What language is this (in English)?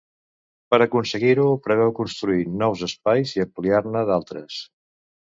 Catalan